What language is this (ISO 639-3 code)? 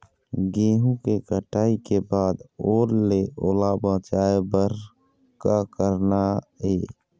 hne